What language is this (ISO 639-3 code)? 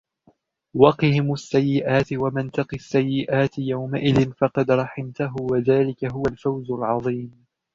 ara